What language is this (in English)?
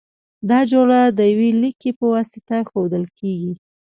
Pashto